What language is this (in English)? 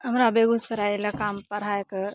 Maithili